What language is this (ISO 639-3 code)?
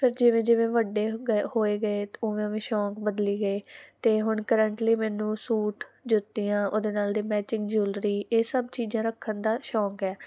pan